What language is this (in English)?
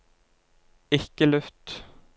Norwegian